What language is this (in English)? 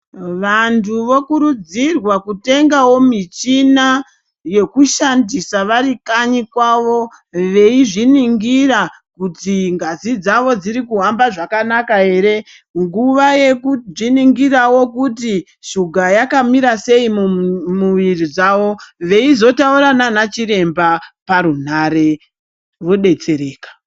Ndau